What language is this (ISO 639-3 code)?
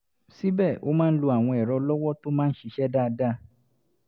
yor